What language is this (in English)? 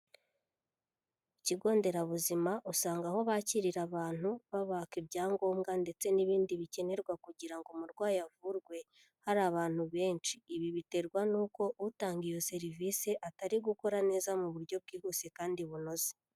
Kinyarwanda